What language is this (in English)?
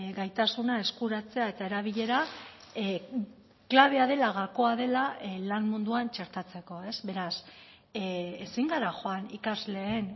Basque